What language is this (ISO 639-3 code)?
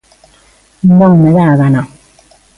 glg